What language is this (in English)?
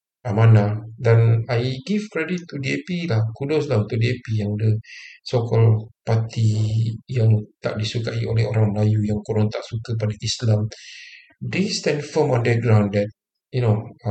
Malay